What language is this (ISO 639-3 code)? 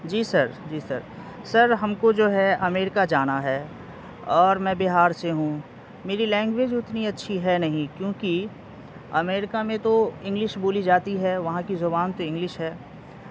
urd